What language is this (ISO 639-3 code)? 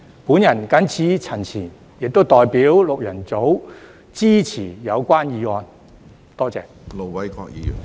yue